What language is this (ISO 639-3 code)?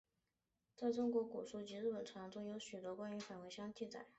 zho